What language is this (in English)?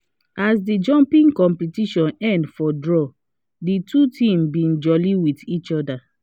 Nigerian Pidgin